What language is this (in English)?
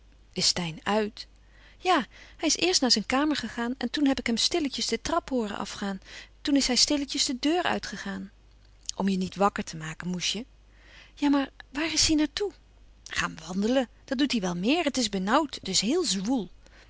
Dutch